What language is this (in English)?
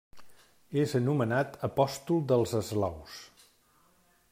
Catalan